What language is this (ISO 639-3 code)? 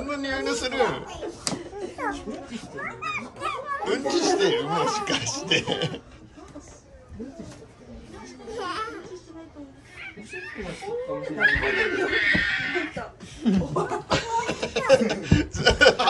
jpn